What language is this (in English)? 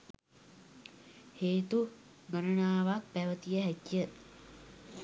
Sinhala